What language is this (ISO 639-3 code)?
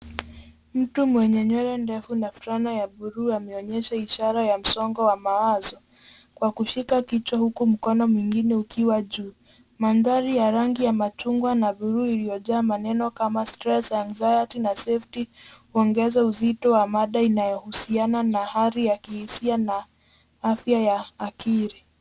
swa